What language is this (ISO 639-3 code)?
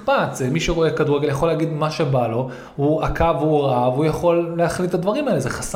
heb